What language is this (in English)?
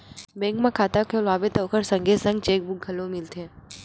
Chhattisgarhi